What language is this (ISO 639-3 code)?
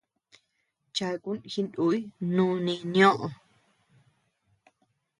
cux